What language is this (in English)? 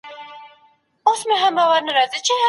Pashto